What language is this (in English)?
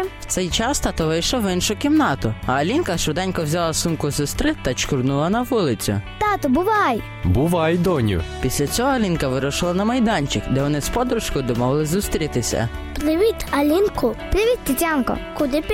Ukrainian